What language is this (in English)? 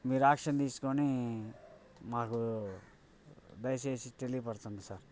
Telugu